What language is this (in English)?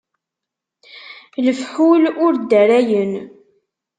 Kabyle